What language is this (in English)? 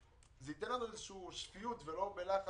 Hebrew